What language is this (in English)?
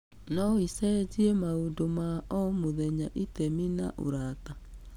Kikuyu